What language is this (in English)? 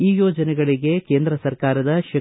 Kannada